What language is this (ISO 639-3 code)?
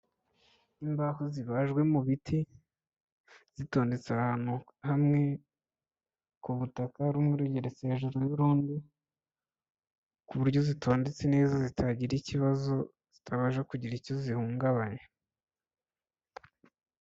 kin